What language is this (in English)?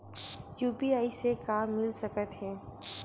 Chhattisgarhi